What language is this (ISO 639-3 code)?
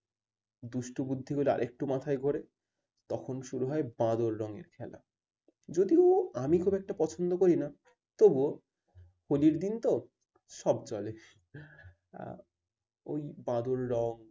ben